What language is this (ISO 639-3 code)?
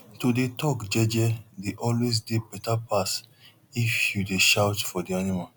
pcm